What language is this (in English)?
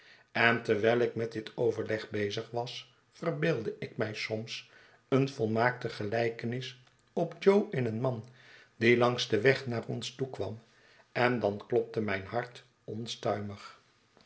Dutch